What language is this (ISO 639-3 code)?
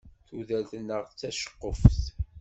kab